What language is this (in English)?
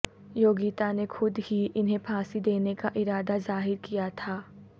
Urdu